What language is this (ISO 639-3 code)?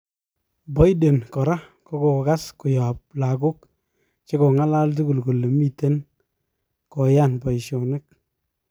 kln